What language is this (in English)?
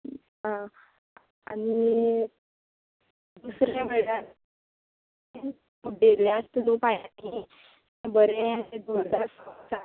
Konkani